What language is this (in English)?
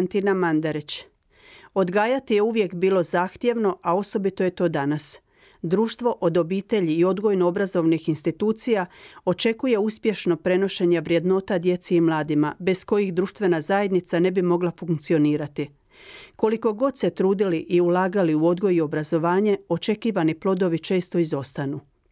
Croatian